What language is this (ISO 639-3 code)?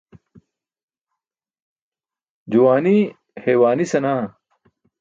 bsk